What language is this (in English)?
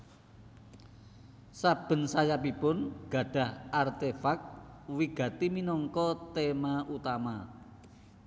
Javanese